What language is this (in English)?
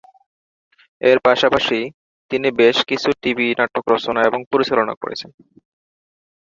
Bangla